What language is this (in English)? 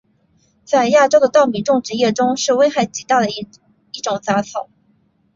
Chinese